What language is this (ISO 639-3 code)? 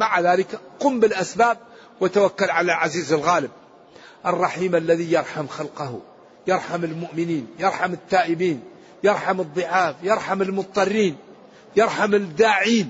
ara